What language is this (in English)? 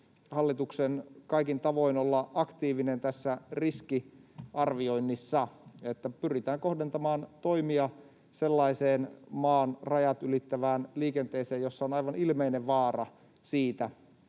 Finnish